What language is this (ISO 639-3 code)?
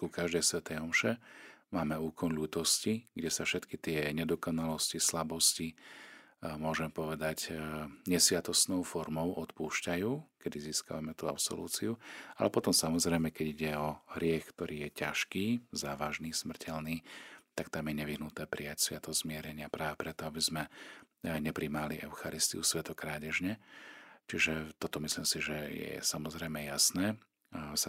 slk